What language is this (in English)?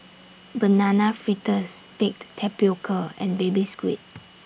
English